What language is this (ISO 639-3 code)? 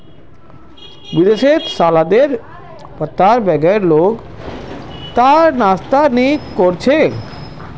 mag